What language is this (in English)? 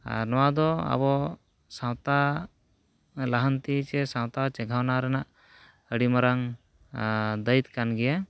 Santali